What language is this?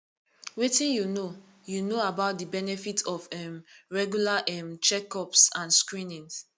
Nigerian Pidgin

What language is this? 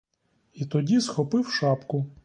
Ukrainian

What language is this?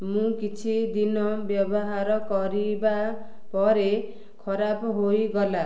Odia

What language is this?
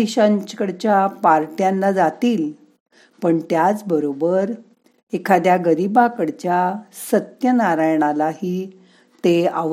Marathi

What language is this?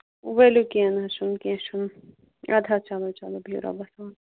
Kashmiri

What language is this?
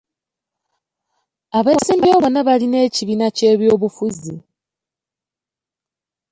Ganda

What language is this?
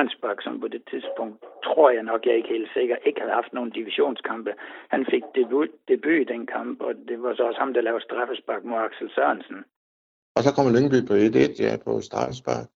Danish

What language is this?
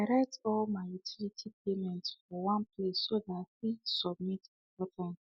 Nigerian Pidgin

